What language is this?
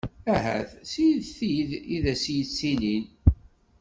Kabyle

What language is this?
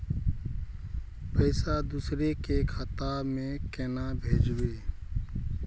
Magahi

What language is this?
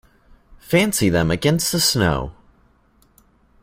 English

